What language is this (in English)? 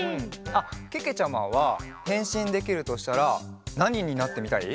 Japanese